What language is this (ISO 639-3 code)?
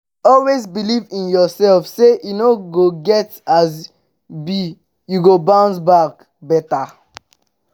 pcm